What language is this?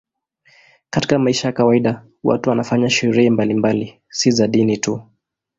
Swahili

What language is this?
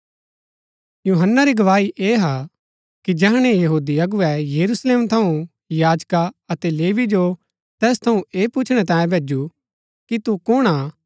Gaddi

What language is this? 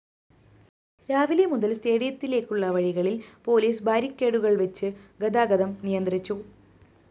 Malayalam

